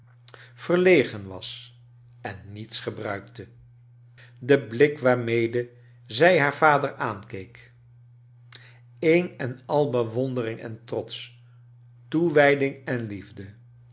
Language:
Dutch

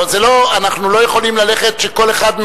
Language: Hebrew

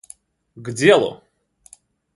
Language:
Russian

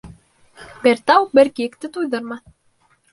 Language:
Bashkir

